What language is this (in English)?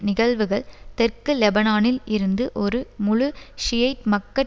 Tamil